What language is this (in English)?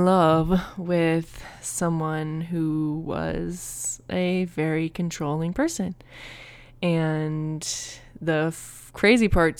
English